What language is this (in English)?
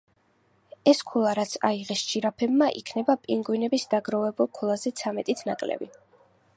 Georgian